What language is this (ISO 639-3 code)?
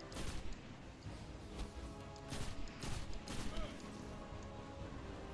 deu